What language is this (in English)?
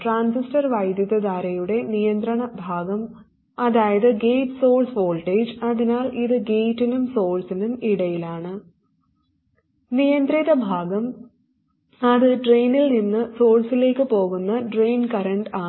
Malayalam